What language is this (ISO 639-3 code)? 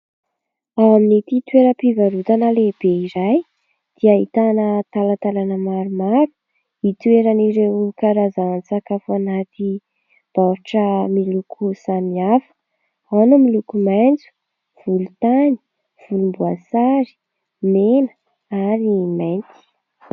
mlg